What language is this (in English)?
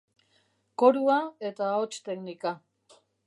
Basque